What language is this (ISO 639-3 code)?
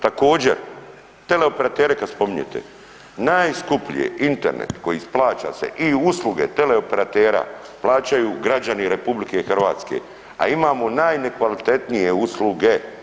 hrv